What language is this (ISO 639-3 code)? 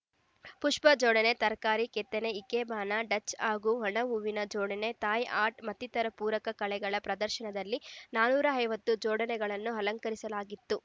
kan